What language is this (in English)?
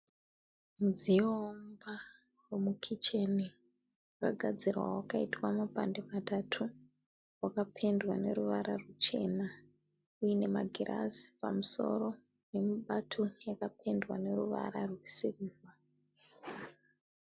Shona